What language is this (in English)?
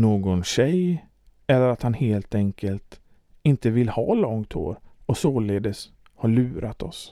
Swedish